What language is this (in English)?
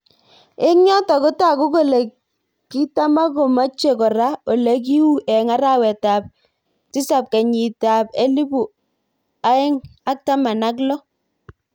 Kalenjin